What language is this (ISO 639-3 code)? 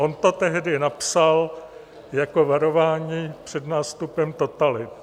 ces